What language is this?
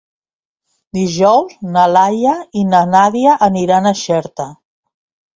Catalan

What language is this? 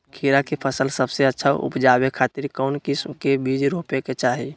Magahi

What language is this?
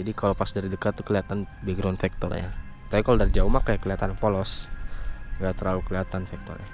Indonesian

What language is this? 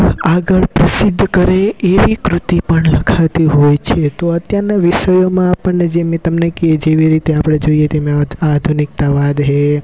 Gujarati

